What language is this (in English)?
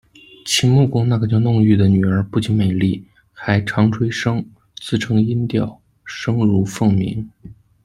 Chinese